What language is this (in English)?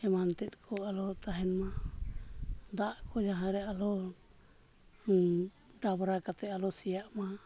Santali